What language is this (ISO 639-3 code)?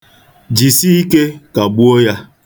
ibo